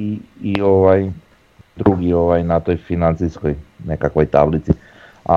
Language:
Croatian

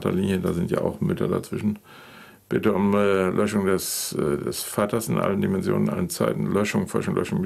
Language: German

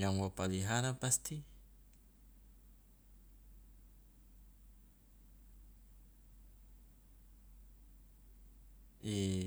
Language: Loloda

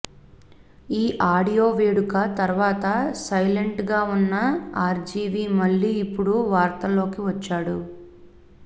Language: Telugu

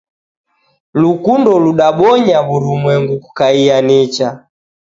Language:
Taita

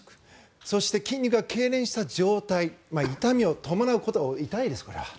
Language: Japanese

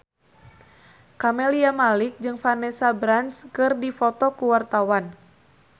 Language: Sundanese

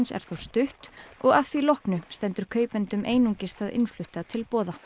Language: Icelandic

